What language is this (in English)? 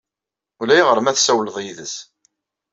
Kabyle